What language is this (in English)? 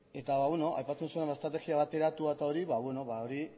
Basque